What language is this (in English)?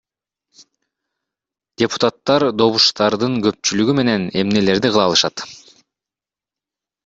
Kyrgyz